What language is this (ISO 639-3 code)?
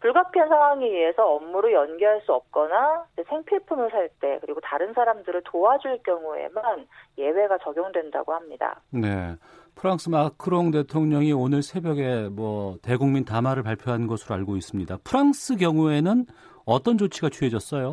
kor